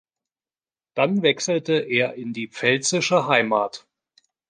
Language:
German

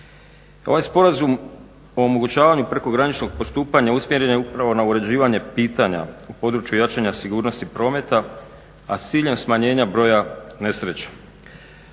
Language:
Croatian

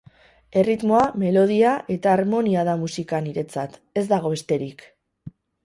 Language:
Basque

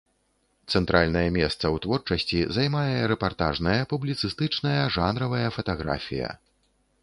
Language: Belarusian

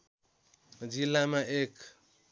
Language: Nepali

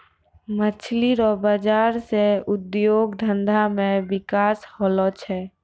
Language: Maithili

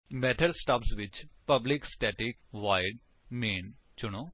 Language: Punjabi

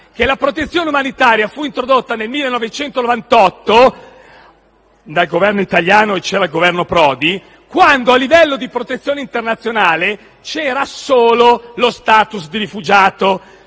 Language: Italian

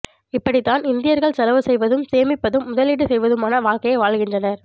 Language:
Tamil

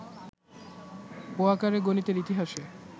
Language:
Bangla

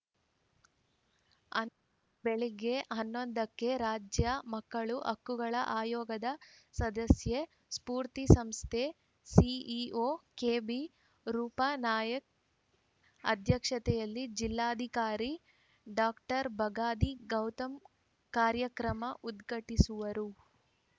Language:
Kannada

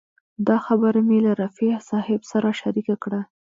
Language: Pashto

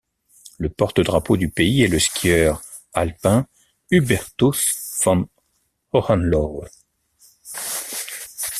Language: French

